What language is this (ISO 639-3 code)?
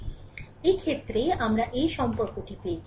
ben